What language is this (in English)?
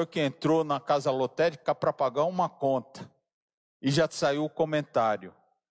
Portuguese